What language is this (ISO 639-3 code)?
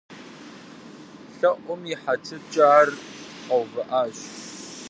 kbd